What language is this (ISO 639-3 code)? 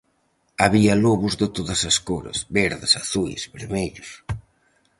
glg